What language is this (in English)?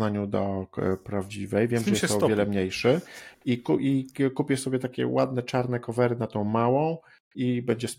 Polish